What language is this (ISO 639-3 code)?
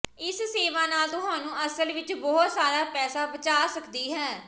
pan